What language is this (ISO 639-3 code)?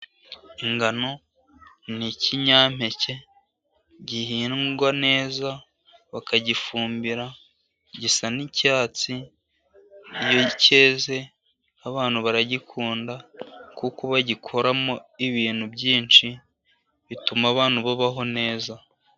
kin